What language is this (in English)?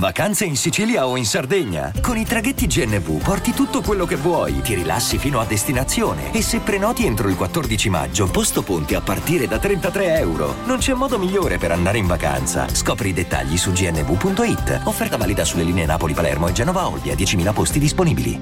Italian